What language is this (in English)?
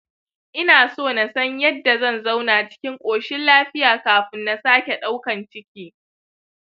Hausa